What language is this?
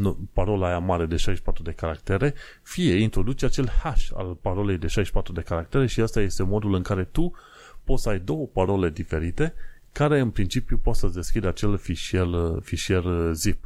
Romanian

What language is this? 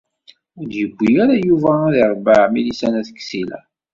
Kabyle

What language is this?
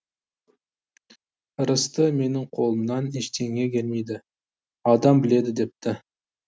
Kazakh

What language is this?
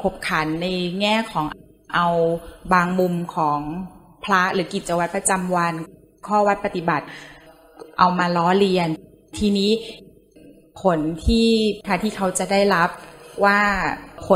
Thai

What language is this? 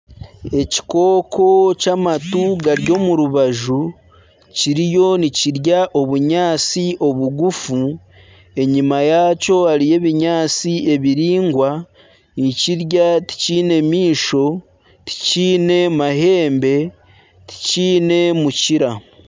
Nyankole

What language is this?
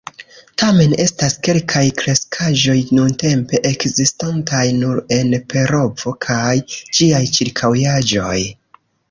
Esperanto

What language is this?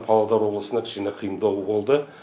Kazakh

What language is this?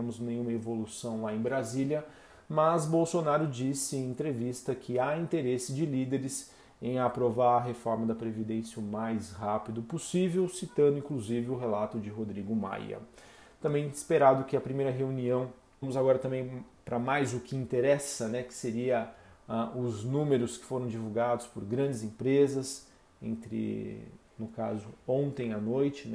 Portuguese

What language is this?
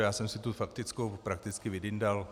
Czech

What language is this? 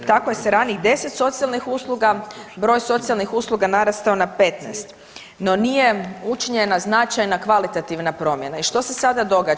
Croatian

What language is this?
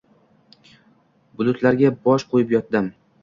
Uzbek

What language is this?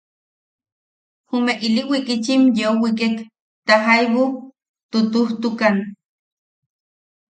Yaqui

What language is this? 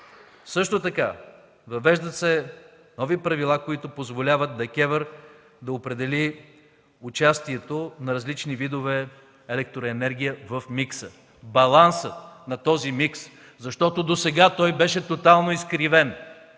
Bulgarian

